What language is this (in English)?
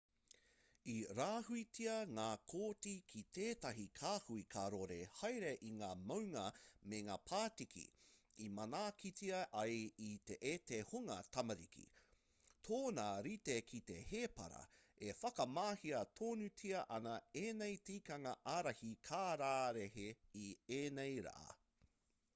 Māori